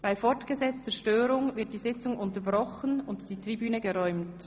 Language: Swiss German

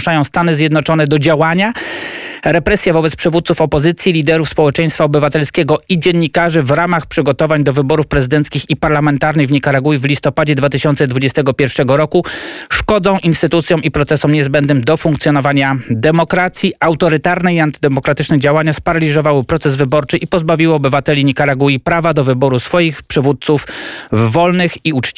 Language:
Polish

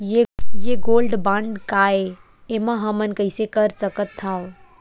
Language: Chhattisgarhi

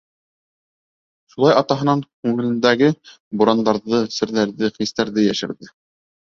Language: Bashkir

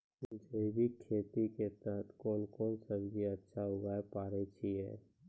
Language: Maithili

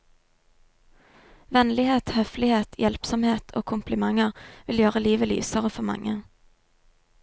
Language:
Norwegian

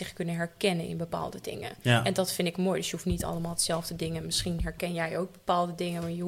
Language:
Dutch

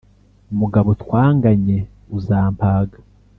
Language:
Kinyarwanda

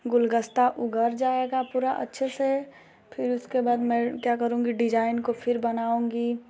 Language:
Hindi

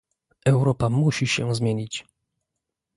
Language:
Polish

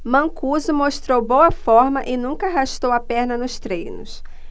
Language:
Portuguese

